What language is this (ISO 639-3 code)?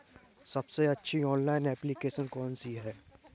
hin